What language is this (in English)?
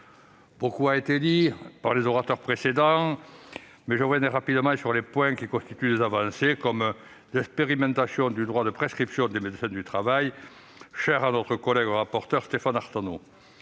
French